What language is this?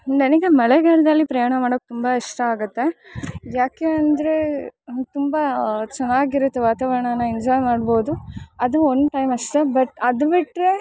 Kannada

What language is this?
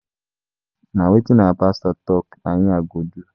Nigerian Pidgin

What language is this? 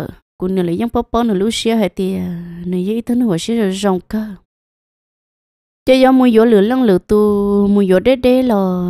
Vietnamese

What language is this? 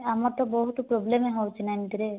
Odia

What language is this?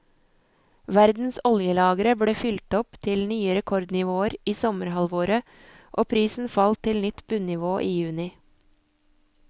Norwegian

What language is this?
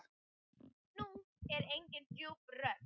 Icelandic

